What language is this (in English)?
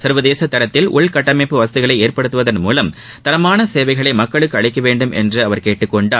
Tamil